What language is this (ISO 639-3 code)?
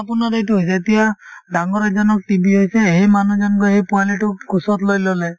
asm